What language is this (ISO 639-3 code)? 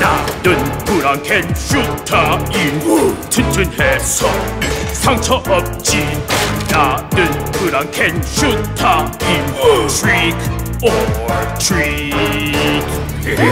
kor